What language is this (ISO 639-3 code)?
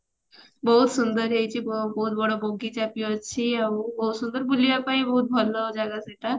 ori